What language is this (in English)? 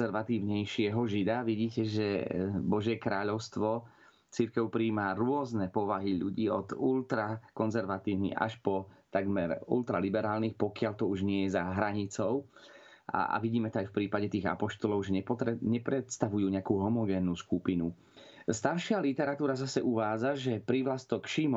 Slovak